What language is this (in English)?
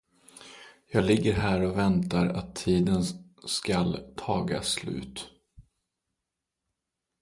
Swedish